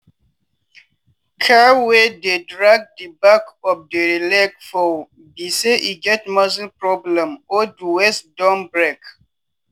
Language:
Nigerian Pidgin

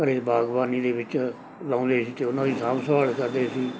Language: Punjabi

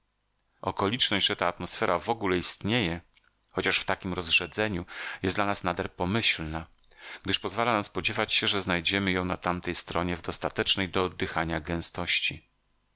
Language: Polish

